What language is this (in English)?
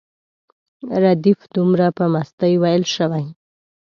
Pashto